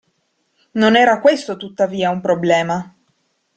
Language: Italian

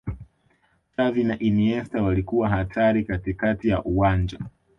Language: Swahili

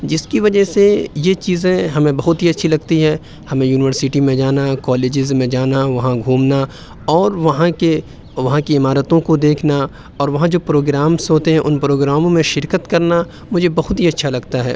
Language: Urdu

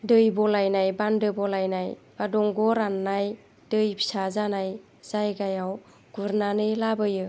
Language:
Bodo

